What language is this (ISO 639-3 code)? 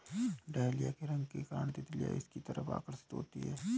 hin